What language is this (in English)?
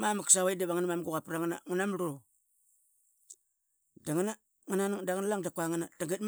Qaqet